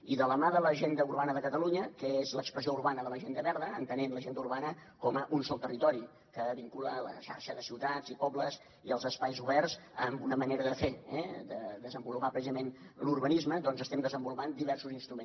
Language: Catalan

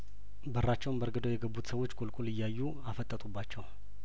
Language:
Amharic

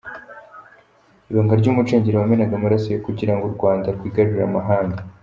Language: Kinyarwanda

